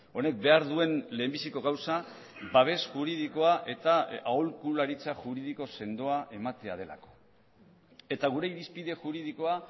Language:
Basque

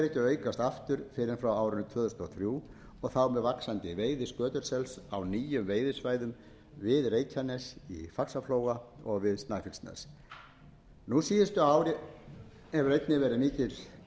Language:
Icelandic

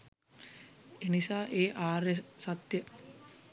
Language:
Sinhala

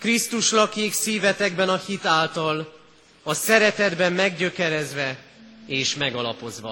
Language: Hungarian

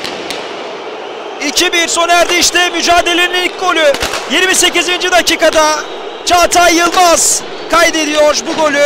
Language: Turkish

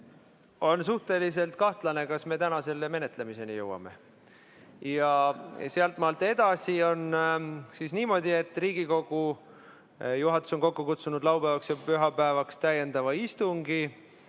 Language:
Estonian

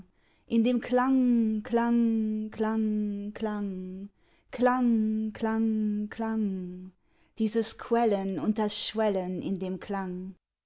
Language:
German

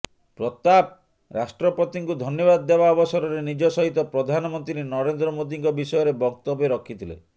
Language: Odia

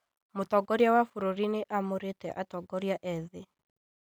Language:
Kikuyu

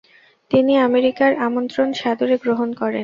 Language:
Bangla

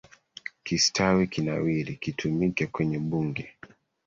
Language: Swahili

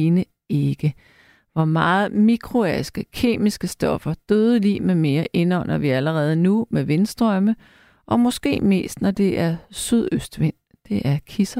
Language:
Danish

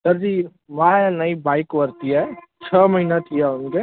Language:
Sindhi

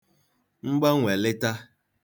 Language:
Igbo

